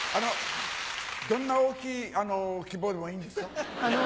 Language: Japanese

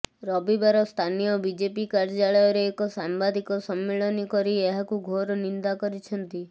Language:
Odia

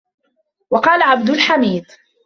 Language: Arabic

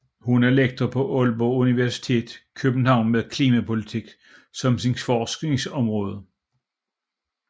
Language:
Danish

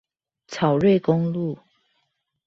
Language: Chinese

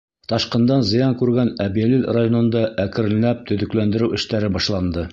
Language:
Bashkir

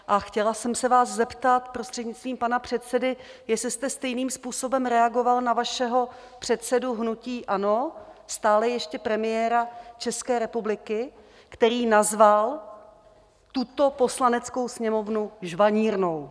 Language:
Czech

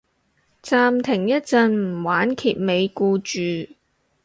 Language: Cantonese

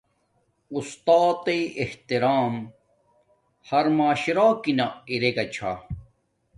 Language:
Domaaki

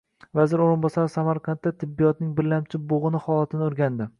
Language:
Uzbek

